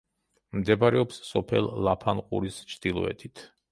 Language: Georgian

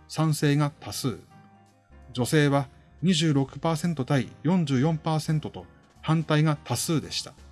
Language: Japanese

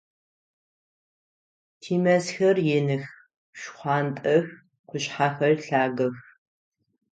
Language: Adyghe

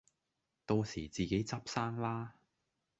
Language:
Cantonese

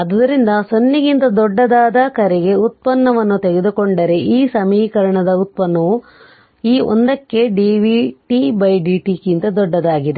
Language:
Kannada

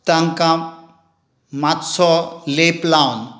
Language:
Konkani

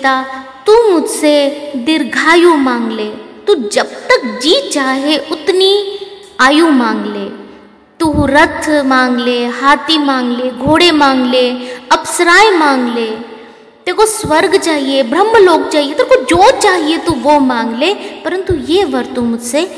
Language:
Hindi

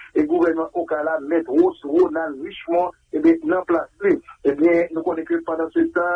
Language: French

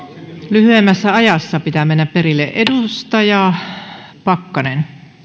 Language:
Finnish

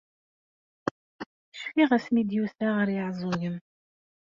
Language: Kabyle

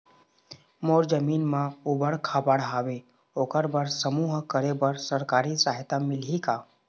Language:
Chhattisgarhi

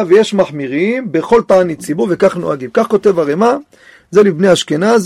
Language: Hebrew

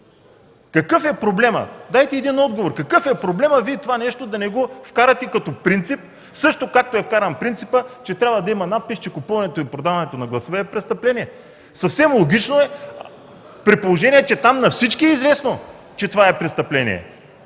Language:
Bulgarian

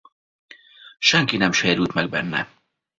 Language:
Hungarian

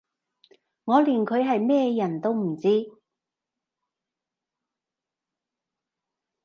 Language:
Cantonese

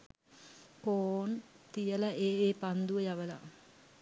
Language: Sinhala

